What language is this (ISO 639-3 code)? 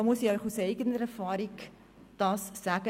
gsw